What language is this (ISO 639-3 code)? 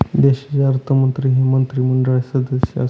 mar